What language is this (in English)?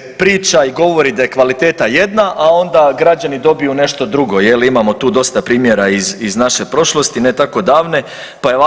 Croatian